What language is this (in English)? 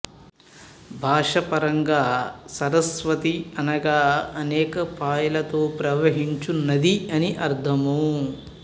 Telugu